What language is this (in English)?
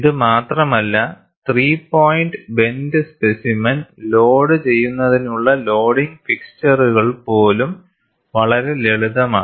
Malayalam